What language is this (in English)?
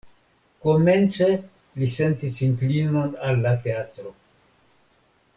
Esperanto